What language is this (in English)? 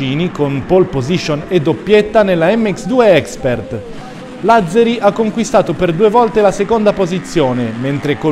Italian